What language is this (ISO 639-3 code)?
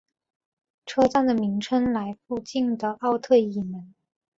zho